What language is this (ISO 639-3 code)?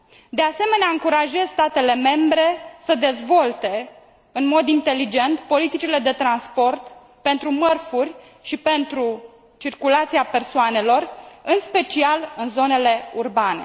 ron